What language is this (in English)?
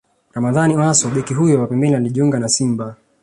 Swahili